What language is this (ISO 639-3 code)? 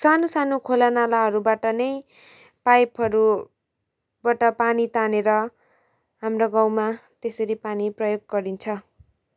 nep